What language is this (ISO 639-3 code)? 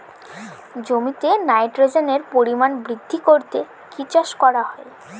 ben